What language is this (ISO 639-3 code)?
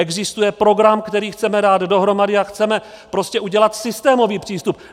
ces